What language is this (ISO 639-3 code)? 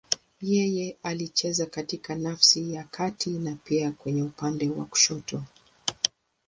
swa